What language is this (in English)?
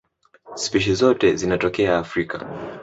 Swahili